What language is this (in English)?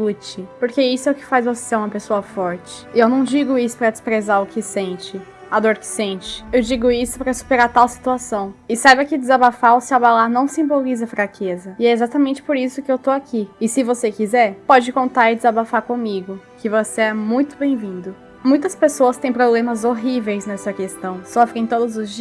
Portuguese